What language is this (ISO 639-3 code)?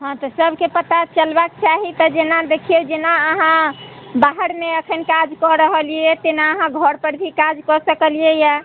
mai